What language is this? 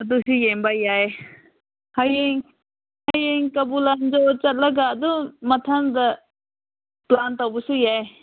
Manipuri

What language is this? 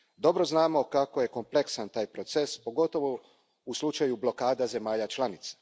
Croatian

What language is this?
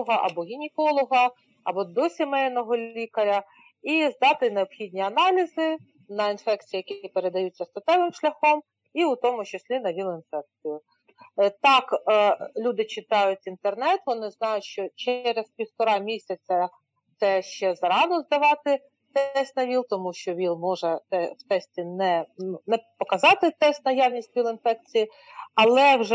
Ukrainian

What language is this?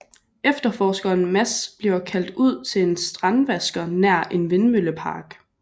Danish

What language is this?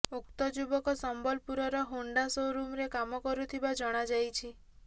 Odia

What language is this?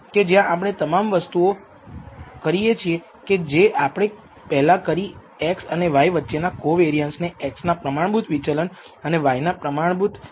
Gujarati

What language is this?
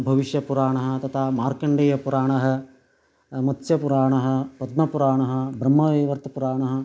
Sanskrit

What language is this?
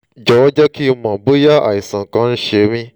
Yoruba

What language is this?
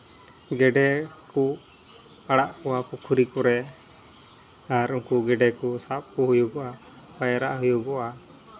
Santali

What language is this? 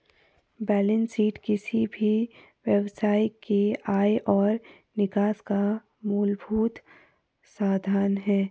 Hindi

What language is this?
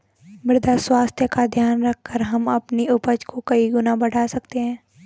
Hindi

